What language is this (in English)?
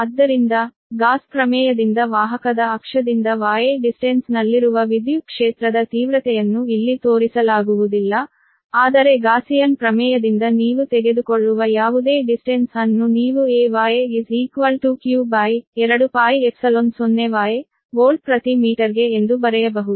Kannada